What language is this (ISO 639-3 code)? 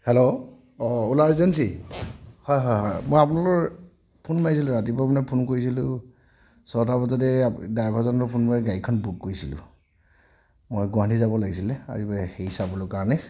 asm